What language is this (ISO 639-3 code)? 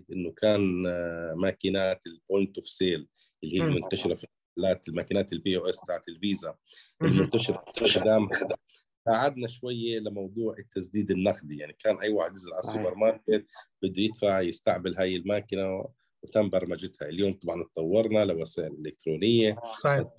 ara